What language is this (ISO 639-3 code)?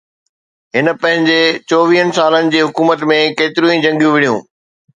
snd